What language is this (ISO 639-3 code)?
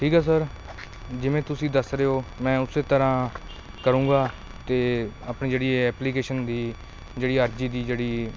pan